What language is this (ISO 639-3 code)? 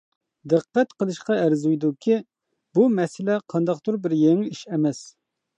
uig